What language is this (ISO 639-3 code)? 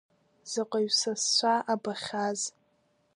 abk